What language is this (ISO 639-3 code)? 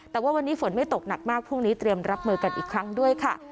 tha